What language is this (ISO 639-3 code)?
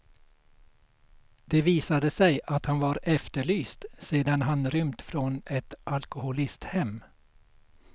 swe